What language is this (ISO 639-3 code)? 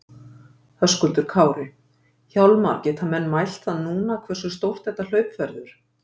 isl